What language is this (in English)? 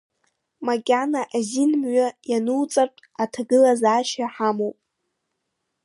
Abkhazian